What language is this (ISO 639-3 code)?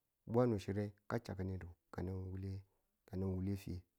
tul